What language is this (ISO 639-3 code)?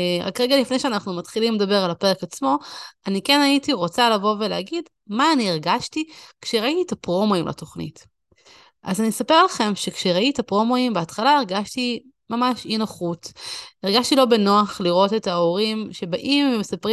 heb